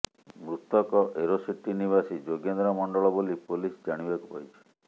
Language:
Odia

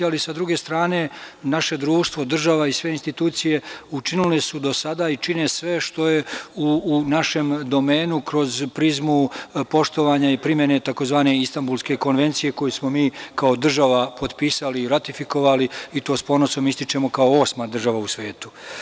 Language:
Serbian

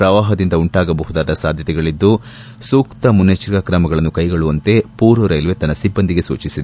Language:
Kannada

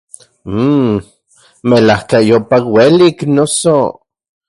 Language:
Central Puebla Nahuatl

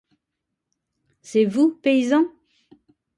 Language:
French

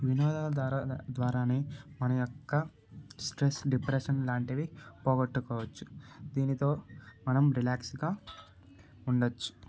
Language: Telugu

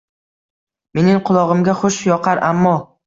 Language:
Uzbek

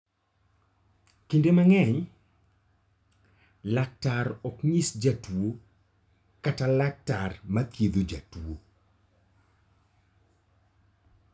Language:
Luo (Kenya and Tanzania)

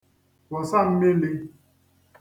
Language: Igbo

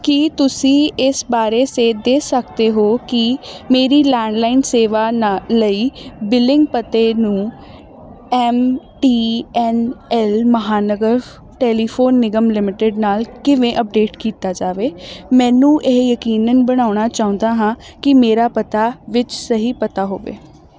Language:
Punjabi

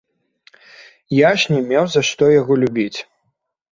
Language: Belarusian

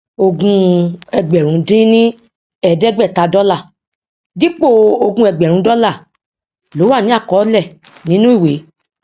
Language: Yoruba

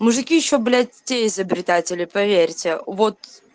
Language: Russian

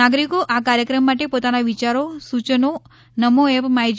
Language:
Gujarati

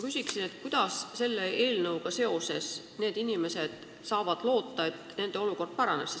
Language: Estonian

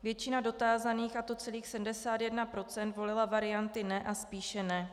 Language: Czech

